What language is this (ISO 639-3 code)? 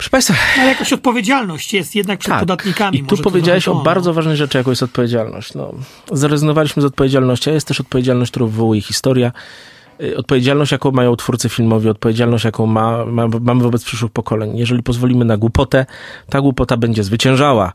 pol